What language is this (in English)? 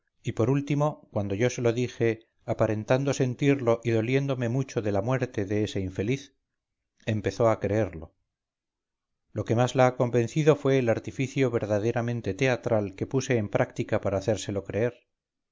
Spanish